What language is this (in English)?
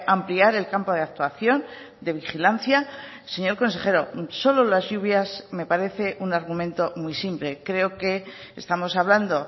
Spanish